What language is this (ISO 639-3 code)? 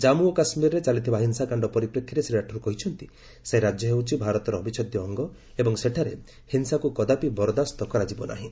ori